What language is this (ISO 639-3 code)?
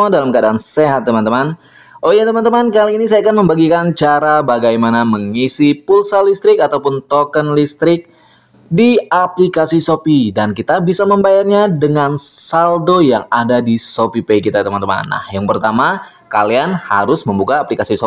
ind